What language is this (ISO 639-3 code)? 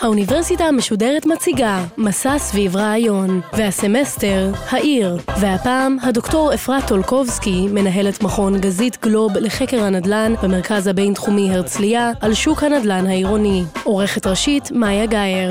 heb